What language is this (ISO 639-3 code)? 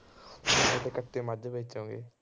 pan